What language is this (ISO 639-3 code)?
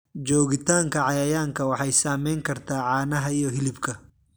som